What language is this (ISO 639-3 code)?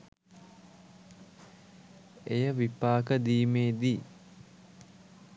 sin